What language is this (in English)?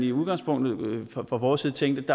Danish